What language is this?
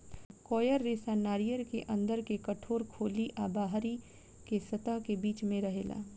Bhojpuri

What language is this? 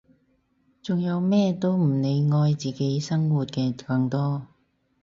Cantonese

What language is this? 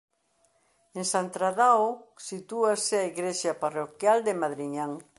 Galician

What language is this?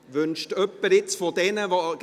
Swiss German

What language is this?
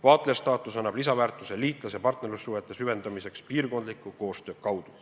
Estonian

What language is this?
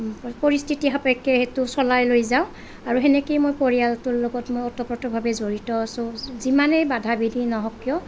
Assamese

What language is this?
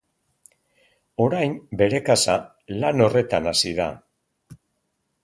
Basque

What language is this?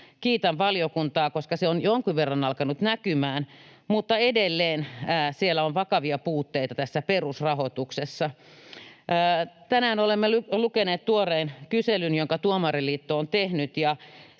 Finnish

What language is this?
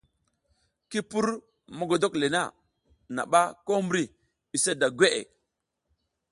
South Giziga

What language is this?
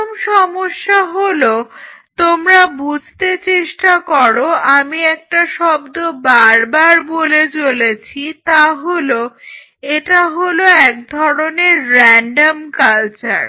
Bangla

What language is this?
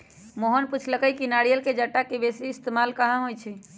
Magahi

